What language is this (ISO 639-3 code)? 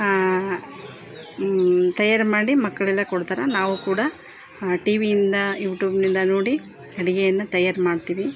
kan